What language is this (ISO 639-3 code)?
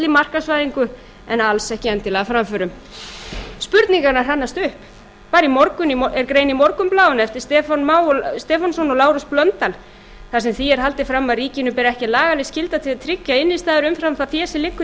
isl